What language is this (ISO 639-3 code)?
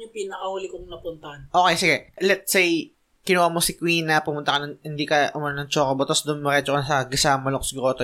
fil